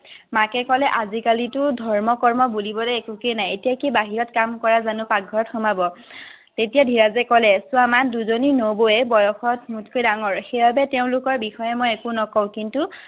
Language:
Assamese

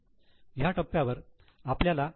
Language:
Marathi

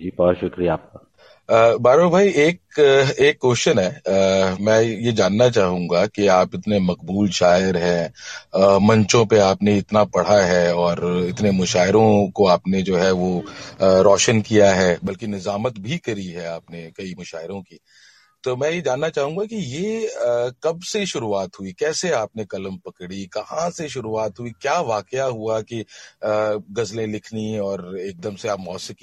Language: Hindi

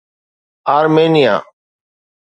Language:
Sindhi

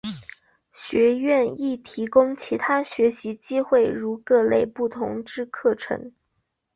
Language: Chinese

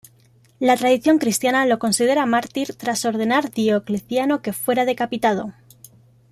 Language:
Spanish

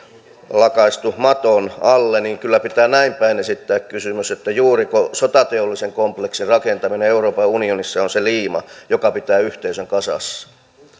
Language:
Finnish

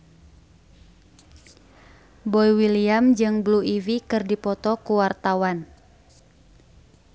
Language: Sundanese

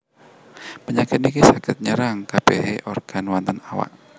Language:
Javanese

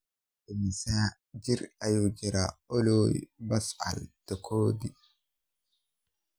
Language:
Somali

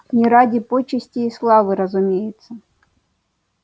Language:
Russian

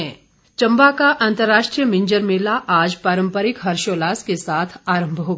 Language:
Hindi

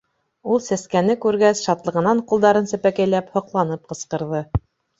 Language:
Bashkir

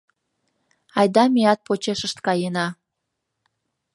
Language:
Mari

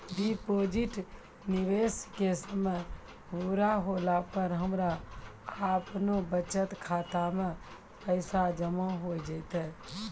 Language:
Maithili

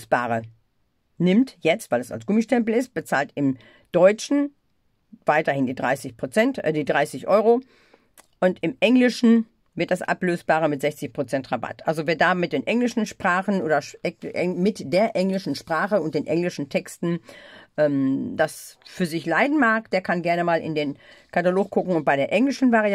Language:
German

